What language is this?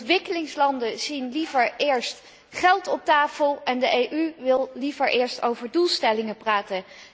Dutch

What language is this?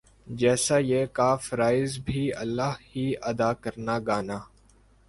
Urdu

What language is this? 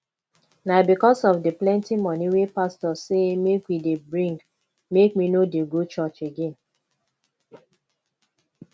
Nigerian Pidgin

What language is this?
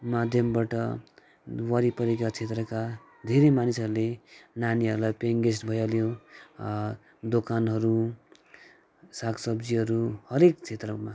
Nepali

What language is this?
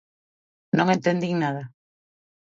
Galician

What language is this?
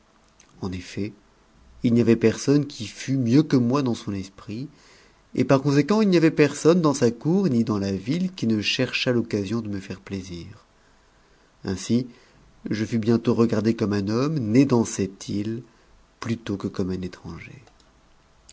French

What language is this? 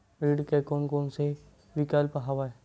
Chhattisgarhi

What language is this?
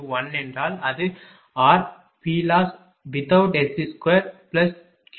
Tamil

